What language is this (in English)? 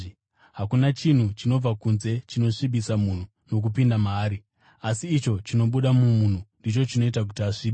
Shona